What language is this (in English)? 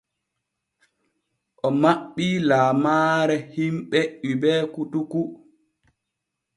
Borgu Fulfulde